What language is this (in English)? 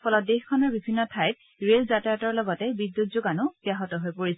Assamese